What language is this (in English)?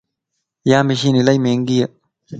Lasi